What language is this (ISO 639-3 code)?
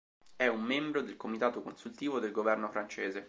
ita